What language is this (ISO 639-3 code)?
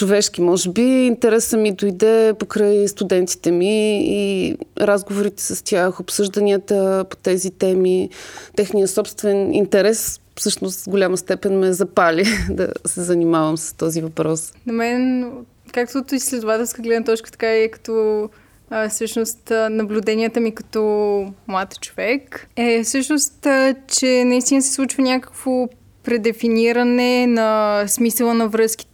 bul